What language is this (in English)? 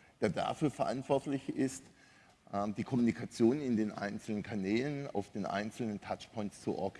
German